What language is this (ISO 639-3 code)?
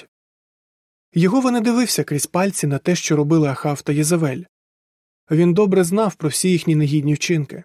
ukr